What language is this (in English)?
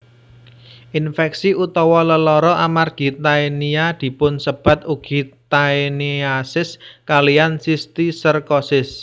Javanese